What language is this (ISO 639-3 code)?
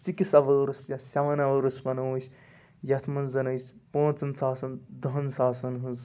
kas